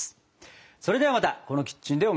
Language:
Japanese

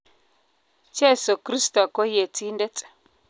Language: Kalenjin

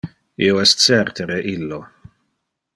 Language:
Interlingua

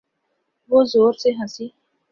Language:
Urdu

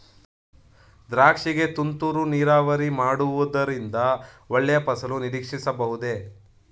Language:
Kannada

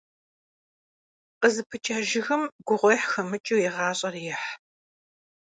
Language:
Kabardian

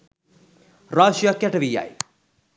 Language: Sinhala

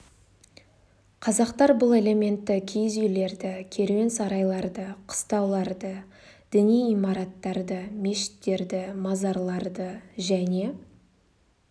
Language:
Kazakh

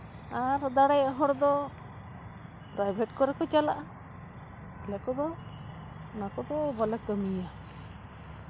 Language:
Santali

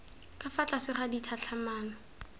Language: Tswana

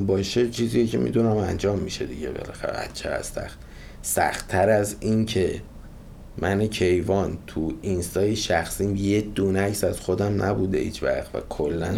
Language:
Persian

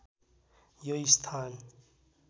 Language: Nepali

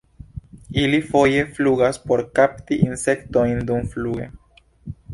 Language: Esperanto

